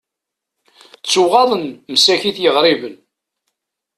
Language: Kabyle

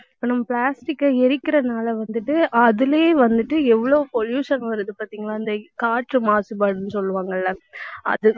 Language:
Tamil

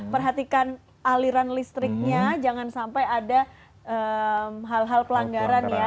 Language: Indonesian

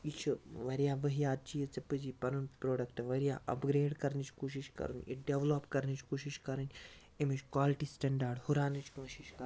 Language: Kashmiri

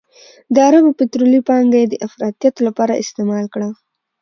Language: Pashto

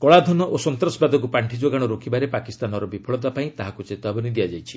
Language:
Odia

